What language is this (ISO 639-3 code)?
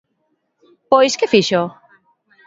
glg